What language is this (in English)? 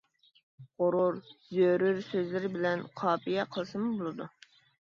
Uyghur